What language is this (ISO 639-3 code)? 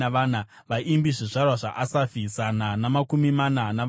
sna